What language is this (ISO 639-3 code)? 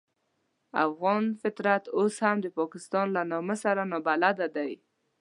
pus